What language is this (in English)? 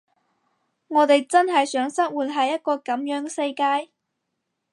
Cantonese